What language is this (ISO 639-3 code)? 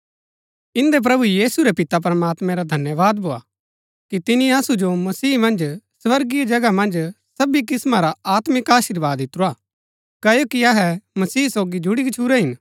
gbk